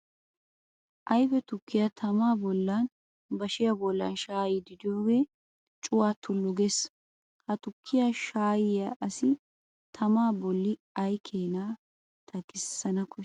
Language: Wolaytta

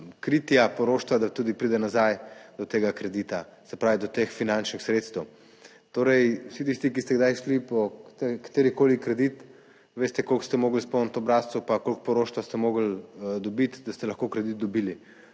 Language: Slovenian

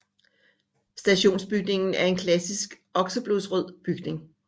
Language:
Danish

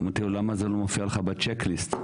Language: Hebrew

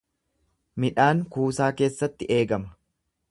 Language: Oromo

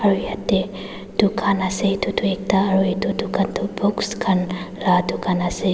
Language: Naga Pidgin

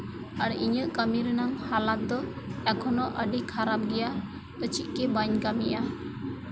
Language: Santali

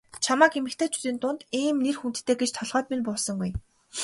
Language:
Mongolian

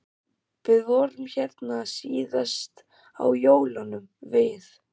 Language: Icelandic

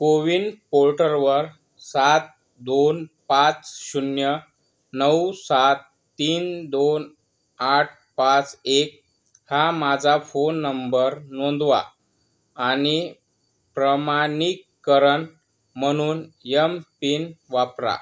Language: Marathi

